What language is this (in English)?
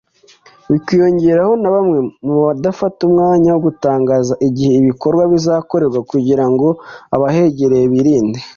Kinyarwanda